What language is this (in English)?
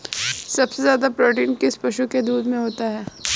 Hindi